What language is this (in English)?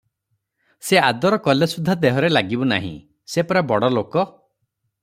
Odia